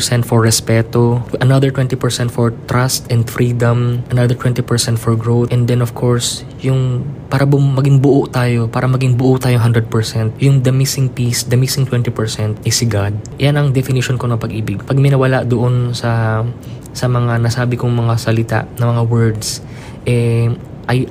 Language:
Filipino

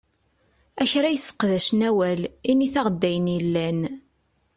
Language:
Kabyle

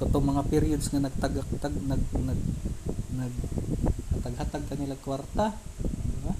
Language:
Filipino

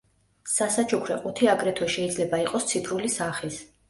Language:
Georgian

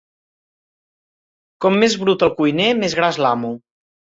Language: Catalan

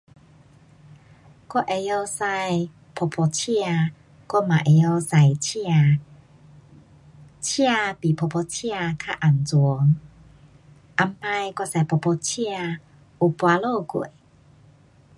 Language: Pu-Xian Chinese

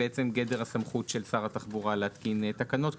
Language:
Hebrew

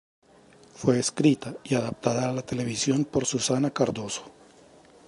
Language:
Spanish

